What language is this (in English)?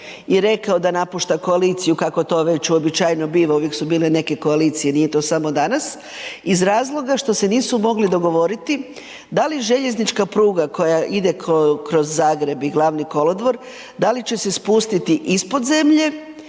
Croatian